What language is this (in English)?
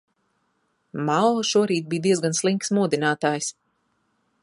Latvian